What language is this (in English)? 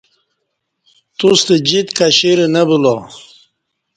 Kati